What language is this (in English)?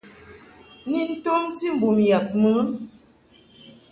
Mungaka